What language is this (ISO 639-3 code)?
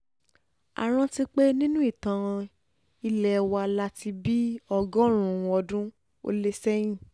yor